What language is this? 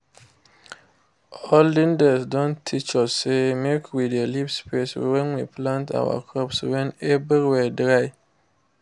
Nigerian Pidgin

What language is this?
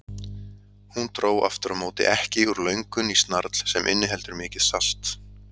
Icelandic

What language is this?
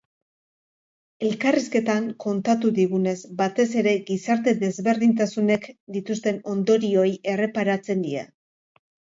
Basque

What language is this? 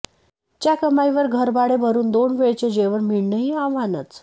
Marathi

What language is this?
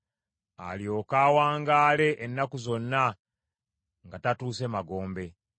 Ganda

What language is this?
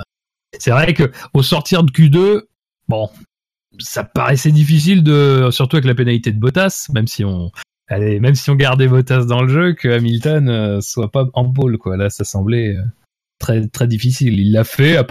French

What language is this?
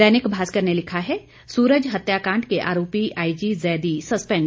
Hindi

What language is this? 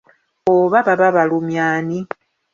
Ganda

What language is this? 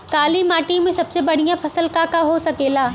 Bhojpuri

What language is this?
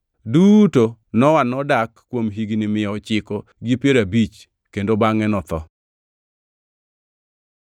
Luo (Kenya and Tanzania)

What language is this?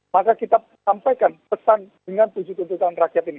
Indonesian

